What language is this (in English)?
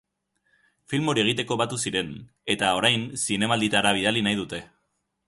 Basque